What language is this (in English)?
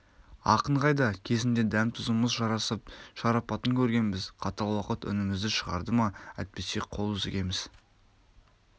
Kazakh